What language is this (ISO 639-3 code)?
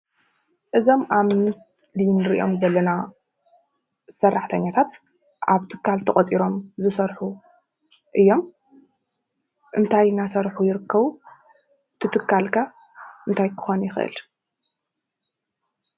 tir